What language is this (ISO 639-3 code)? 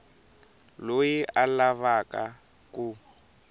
tso